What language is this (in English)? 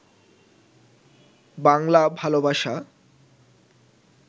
Bangla